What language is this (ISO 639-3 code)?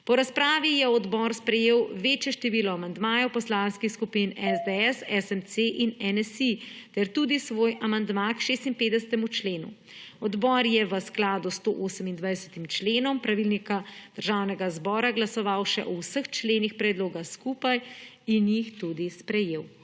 slv